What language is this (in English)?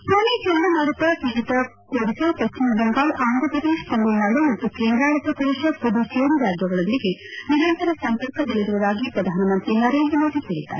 Kannada